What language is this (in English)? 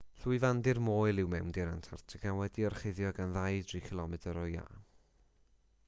Welsh